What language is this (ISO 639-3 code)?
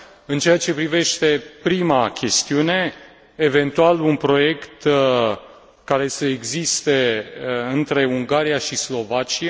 ron